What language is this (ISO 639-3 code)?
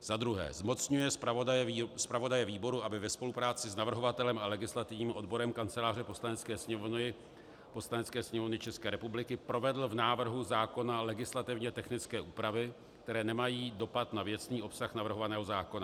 ces